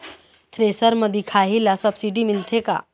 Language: Chhattisgarhi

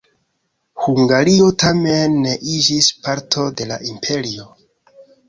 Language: Esperanto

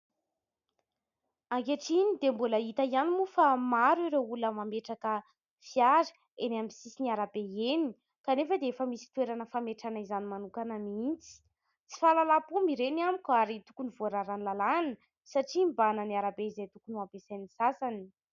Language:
Malagasy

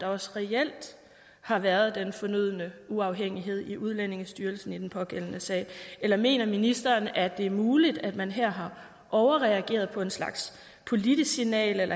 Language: Danish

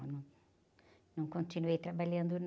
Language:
Portuguese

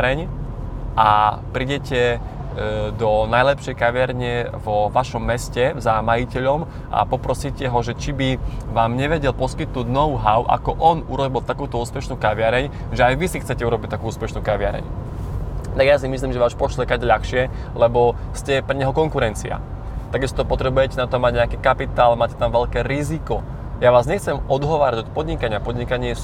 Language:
Slovak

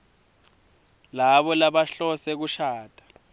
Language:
Swati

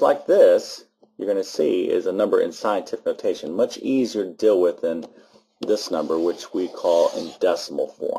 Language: English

